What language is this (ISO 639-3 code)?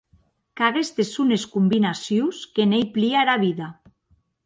oci